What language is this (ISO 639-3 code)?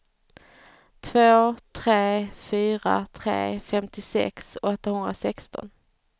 swe